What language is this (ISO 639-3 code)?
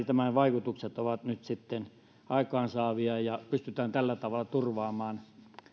fin